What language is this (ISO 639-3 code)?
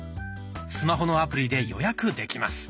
jpn